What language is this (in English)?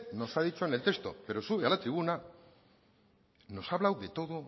Spanish